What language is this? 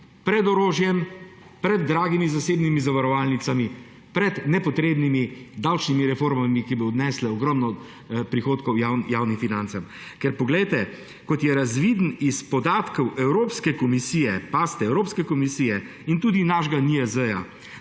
Slovenian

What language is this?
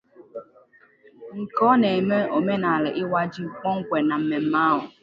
Igbo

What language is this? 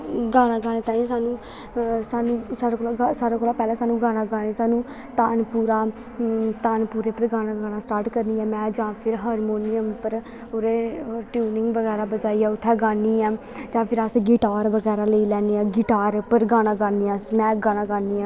Dogri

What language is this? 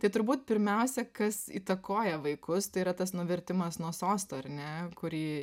Lithuanian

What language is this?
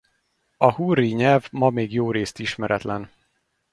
Hungarian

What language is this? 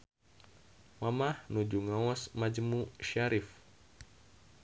Sundanese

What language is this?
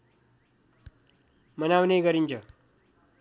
Nepali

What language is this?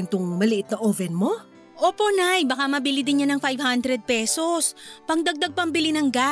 Filipino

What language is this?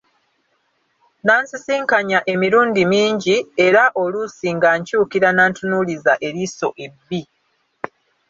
Ganda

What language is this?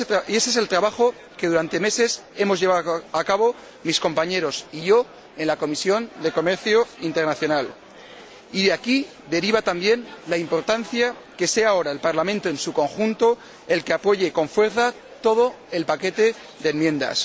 Spanish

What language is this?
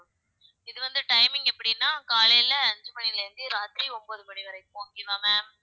Tamil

